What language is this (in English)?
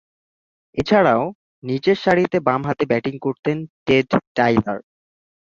Bangla